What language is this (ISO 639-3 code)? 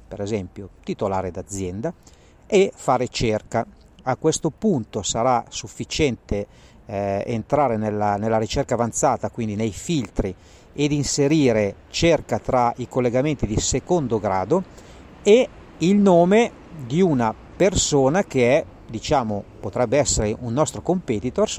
ita